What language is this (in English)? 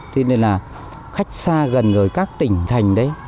Vietnamese